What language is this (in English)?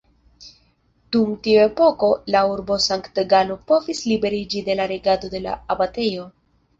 Esperanto